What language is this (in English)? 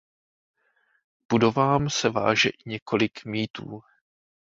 Czech